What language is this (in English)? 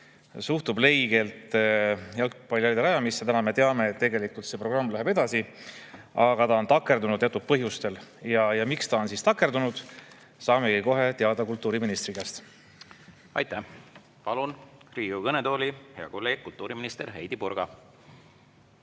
Estonian